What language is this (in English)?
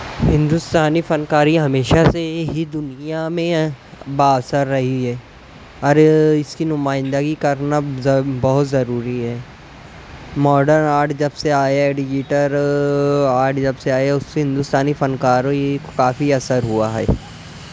Urdu